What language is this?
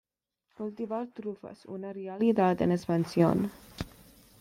Spanish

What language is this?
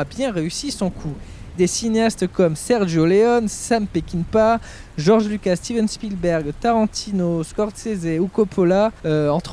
French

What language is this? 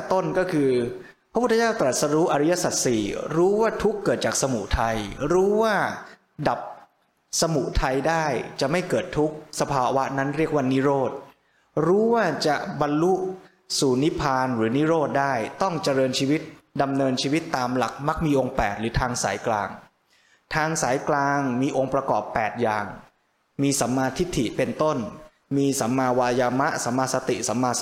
Thai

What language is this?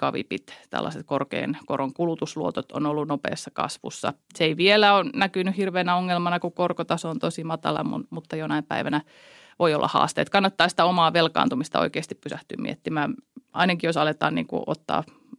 Finnish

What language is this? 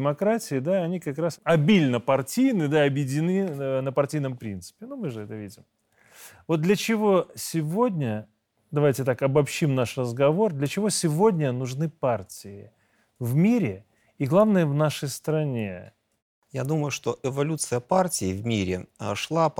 Russian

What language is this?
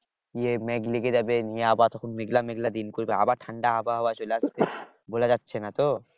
Bangla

